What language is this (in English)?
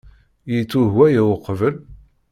Kabyle